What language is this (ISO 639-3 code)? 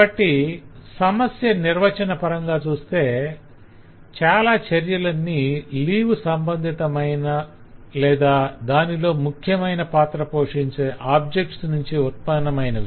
tel